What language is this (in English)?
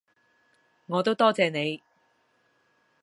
Cantonese